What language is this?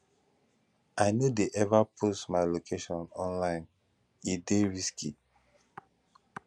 Nigerian Pidgin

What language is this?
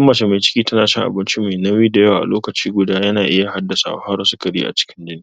Hausa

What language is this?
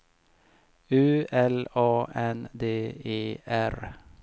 Swedish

